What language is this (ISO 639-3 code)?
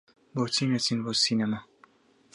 ckb